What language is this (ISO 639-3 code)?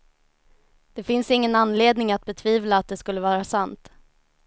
swe